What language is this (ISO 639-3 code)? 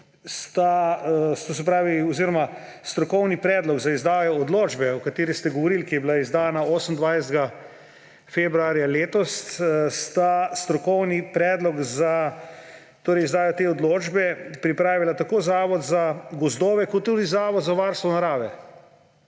slv